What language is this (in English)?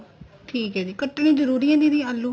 Punjabi